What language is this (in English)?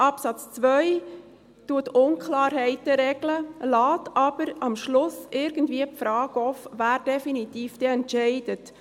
Swiss German